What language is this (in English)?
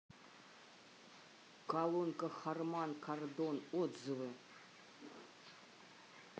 Russian